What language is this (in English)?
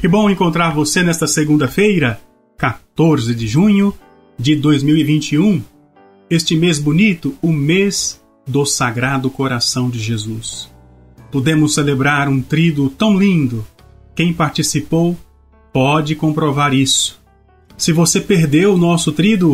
Portuguese